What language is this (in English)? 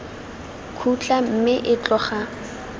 Tswana